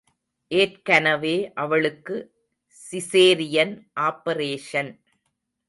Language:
Tamil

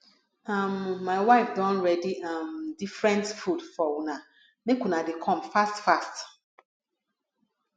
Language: Nigerian Pidgin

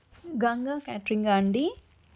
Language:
Telugu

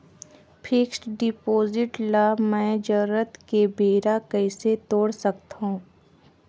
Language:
Chhattisgarhi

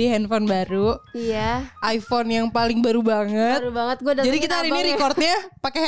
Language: Indonesian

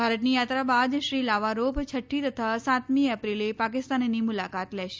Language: Gujarati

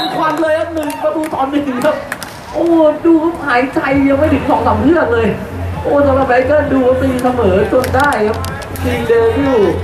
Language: Thai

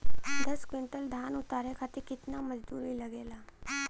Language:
Bhojpuri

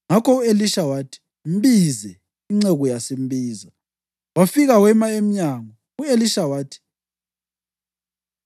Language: North Ndebele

